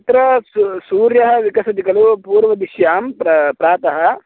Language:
Sanskrit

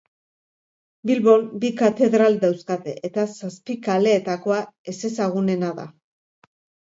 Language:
Basque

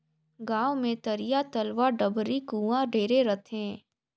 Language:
Chhattisgarhi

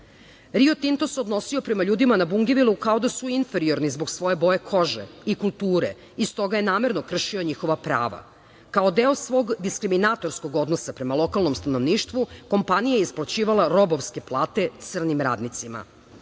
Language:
Serbian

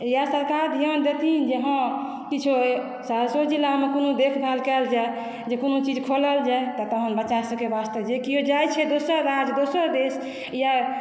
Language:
Maithili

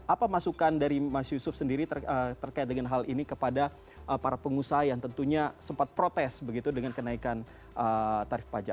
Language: Indonesian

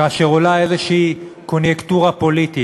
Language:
Hebrew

